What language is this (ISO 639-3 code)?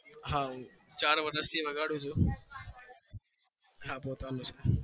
guj